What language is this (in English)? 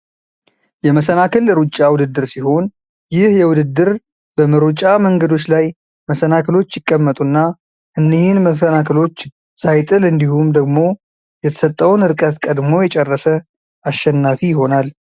Amharic